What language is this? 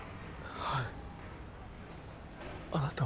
Japanese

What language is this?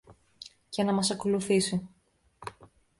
Greek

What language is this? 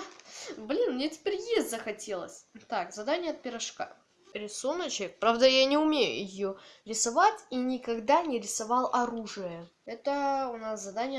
Russian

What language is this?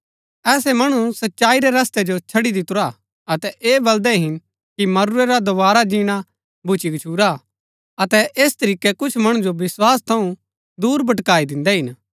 Gaddi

